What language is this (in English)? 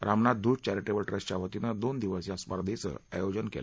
Marathi